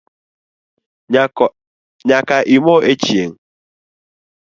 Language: Luo (Kenya and Tanzania)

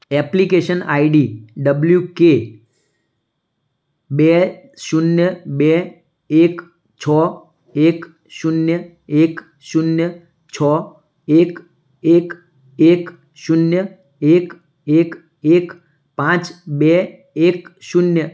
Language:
Gujarati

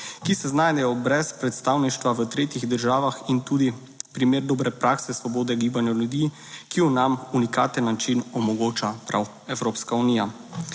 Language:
Slovenian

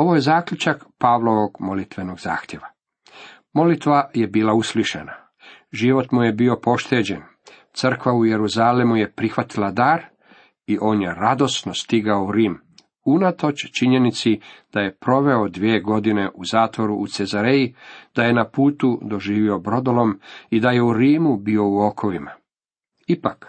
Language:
Croatian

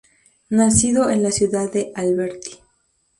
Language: Spanish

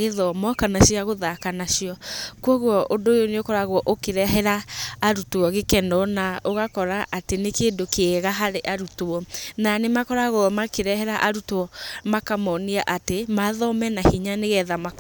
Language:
Kikuyu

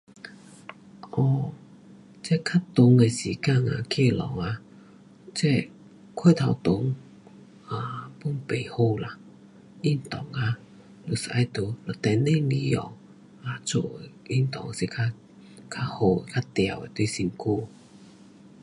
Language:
Pu-Xian Chinese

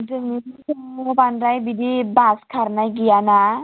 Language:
Bodo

